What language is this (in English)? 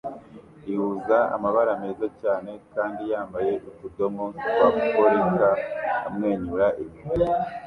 Kinyarwanda